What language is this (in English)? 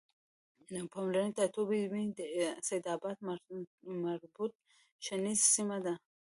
Pashto